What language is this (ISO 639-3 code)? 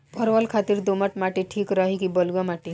bho